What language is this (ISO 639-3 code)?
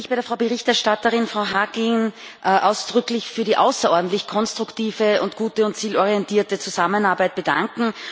deu